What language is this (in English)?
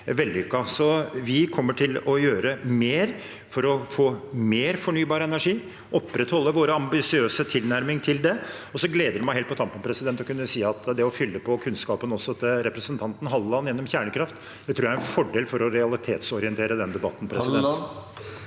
Norwegian